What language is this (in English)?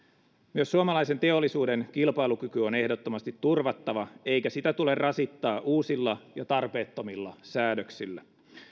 Finnish